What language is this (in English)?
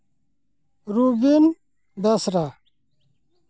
Santali